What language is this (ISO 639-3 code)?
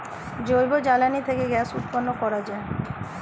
ben